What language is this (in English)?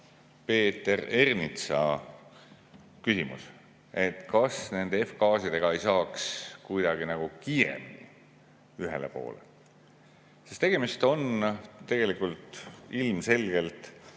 Estonian